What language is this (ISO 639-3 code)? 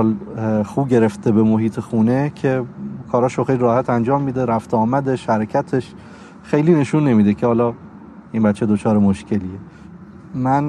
fas